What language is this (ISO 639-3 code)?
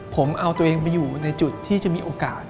tha